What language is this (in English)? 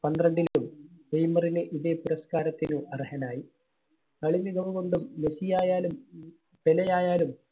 Malayalam